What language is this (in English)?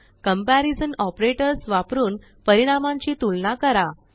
Marathi